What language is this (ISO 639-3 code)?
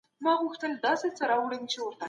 pus